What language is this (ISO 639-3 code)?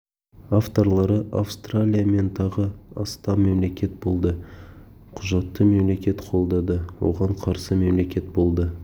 kaz